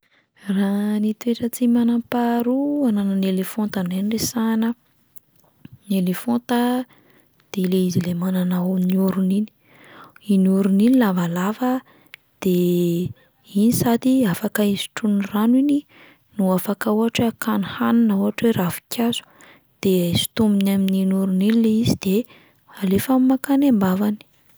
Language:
Malagasy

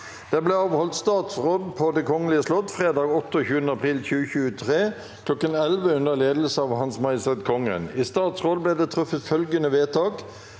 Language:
Norwegian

